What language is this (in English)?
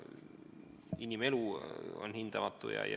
Estonian